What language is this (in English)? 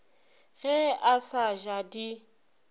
Northern Sotho